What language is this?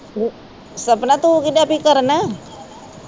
Punjabi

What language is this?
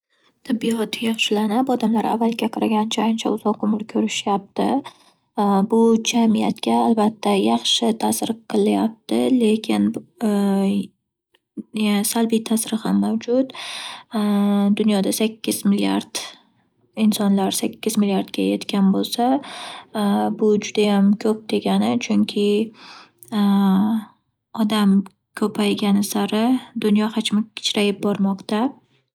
Uzbek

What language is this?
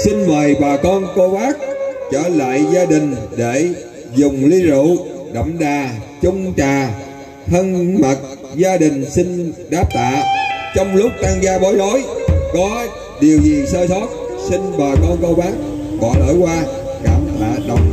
Vietnamese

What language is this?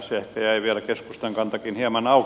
Finnish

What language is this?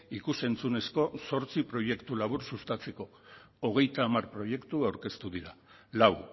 Basque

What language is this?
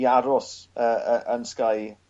Welsh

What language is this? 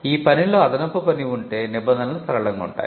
Telugu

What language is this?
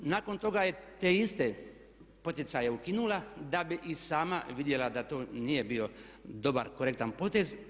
Croatian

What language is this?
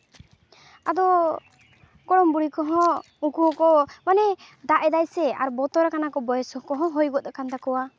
Santali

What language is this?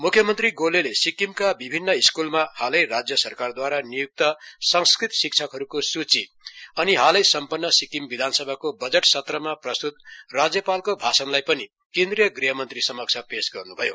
Nepali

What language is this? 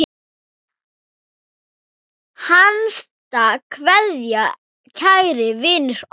Icelandic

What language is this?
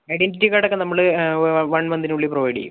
Malayalam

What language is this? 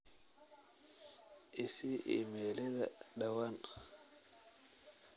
Somali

